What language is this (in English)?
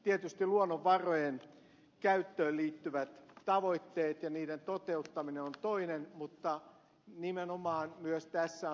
Finnish